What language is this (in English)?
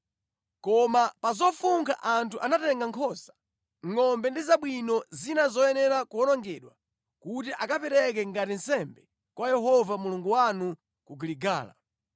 Nyanja